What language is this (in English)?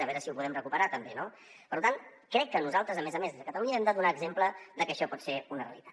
Catalan